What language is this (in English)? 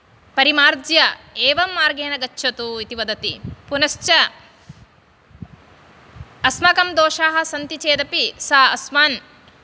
Sanskrit